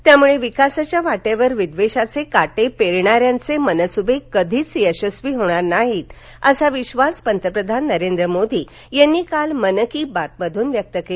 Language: Marathi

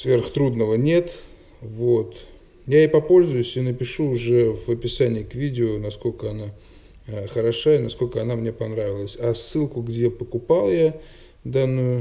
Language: Russian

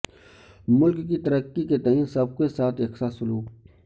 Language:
Urdu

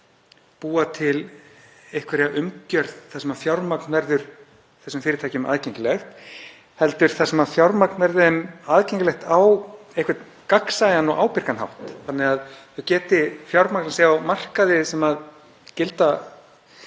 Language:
Icelandic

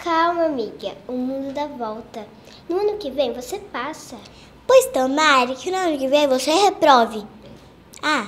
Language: Portuguese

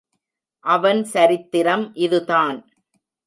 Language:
Tamil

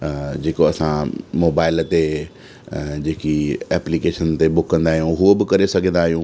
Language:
Sindhi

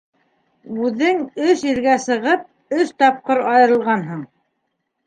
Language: Bashkir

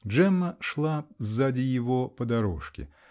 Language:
Russian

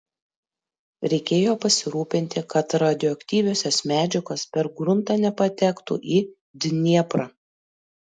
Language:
Lithuanian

